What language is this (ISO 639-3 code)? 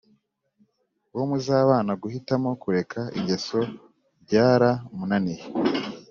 kin